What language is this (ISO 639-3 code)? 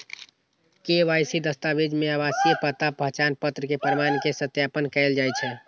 mai